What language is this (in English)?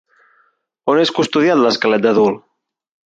Catalan